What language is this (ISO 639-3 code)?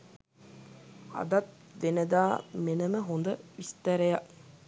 sin